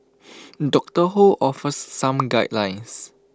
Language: English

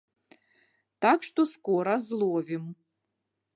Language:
Belarusian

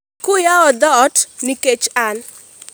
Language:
Luo (Kenya and Tanzania)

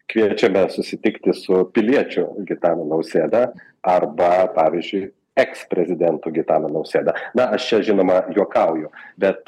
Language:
Lithuanian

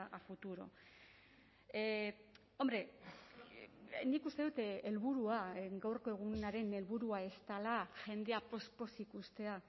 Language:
Basque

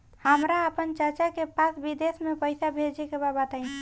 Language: Bhojpuri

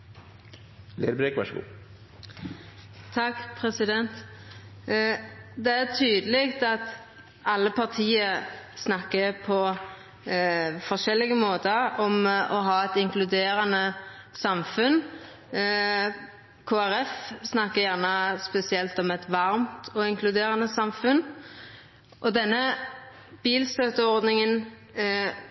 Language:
Norwegian Nynorsk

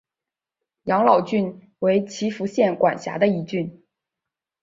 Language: Chinese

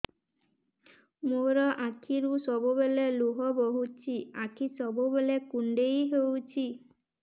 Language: Odia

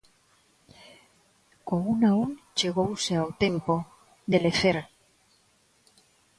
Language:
Galician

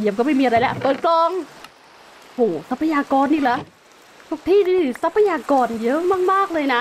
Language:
Thai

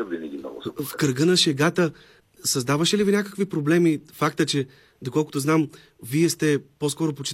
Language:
Bulgarian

